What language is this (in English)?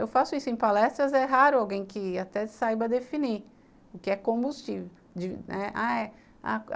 Portuguese